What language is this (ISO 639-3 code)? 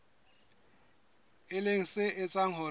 sot